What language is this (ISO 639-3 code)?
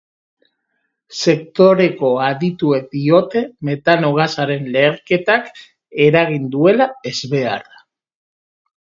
eus